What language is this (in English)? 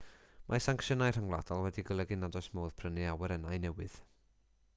Welsh